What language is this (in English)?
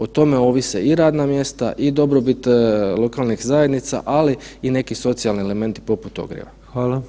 Croatian